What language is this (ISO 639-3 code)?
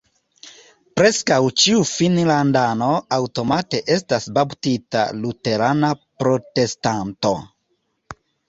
epo